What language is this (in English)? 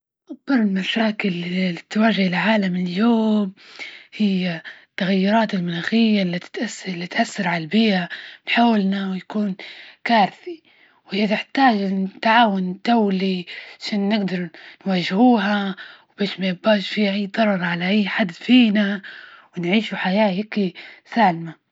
Libyan Arabic